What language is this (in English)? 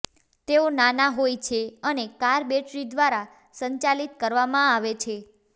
Gujarati